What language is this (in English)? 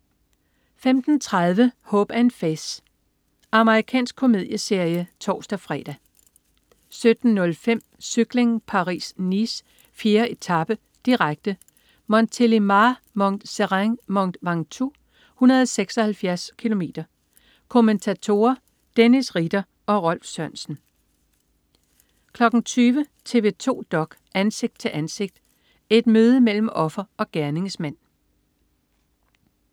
Danish